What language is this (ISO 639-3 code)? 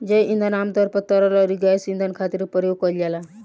bho